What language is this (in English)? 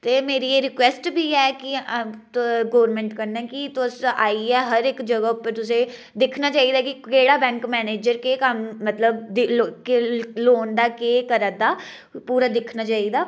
Dogri